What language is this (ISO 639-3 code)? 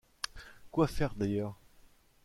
fra